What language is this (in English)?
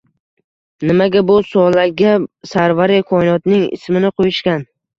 Uzbek